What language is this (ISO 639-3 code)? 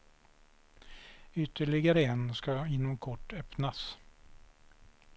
swe